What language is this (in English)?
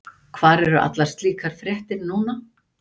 Icelandic